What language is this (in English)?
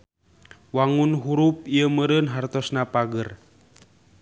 Sundanese